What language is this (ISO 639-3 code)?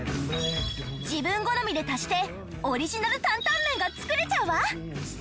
jpn